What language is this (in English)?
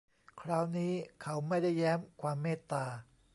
Thai